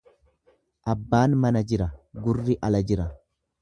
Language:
Oromo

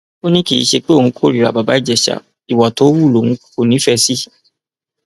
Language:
Yoruba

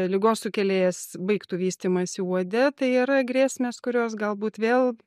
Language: Lithuanian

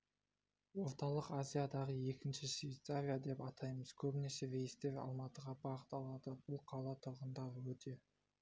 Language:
Kazakh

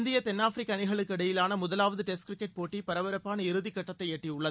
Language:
Tamil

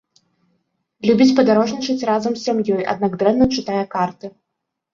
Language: Belarusian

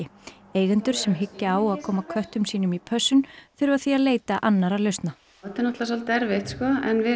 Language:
Icelandic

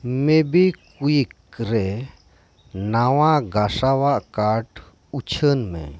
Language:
Santali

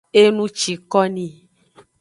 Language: Aja (Benin)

